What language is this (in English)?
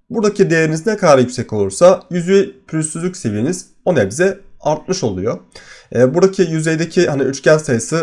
Turkish